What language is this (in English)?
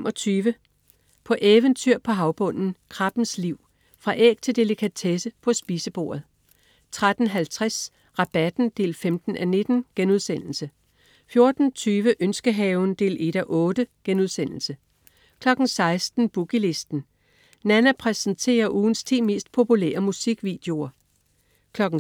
Danish